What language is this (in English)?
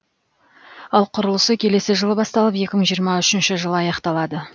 Kazakh